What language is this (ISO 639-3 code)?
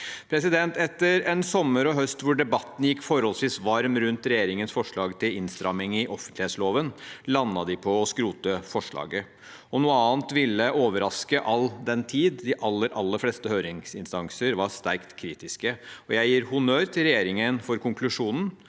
nor